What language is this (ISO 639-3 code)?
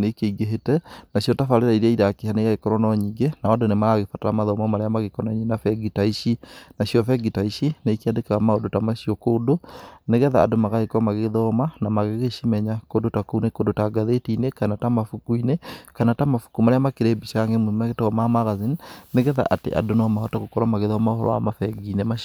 kik